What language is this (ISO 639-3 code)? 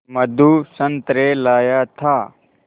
hin